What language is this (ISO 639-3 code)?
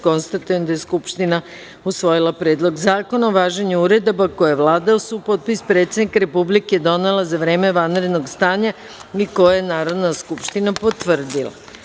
srp